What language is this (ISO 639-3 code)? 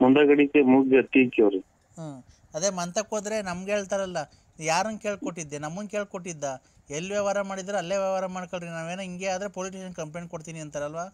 kan